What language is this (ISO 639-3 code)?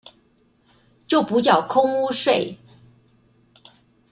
zho